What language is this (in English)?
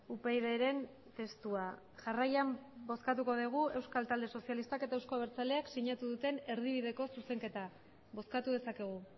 Basque